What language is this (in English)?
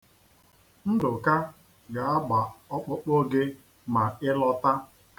Igbo